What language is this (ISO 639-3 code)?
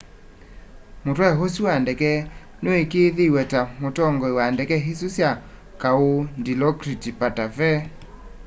kam